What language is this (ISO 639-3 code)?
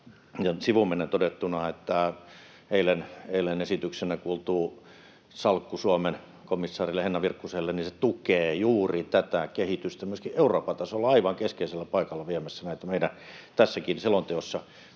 fin